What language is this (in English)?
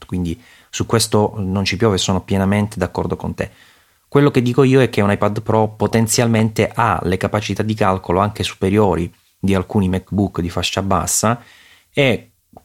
Italian